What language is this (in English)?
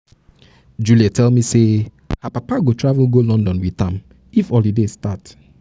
Nigerian Pidgin